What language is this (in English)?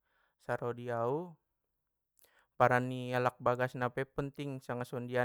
Batak Mandailing